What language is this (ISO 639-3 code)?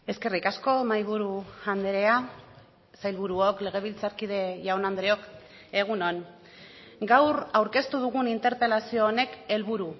eus